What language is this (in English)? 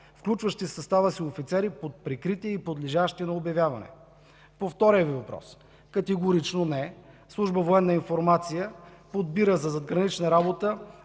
Bulgarian